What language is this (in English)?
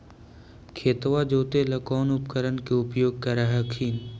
Magahi